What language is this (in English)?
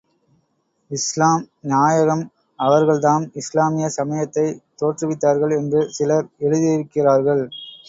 Tamil